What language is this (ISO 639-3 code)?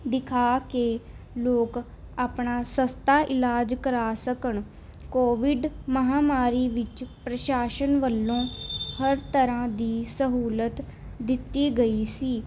pan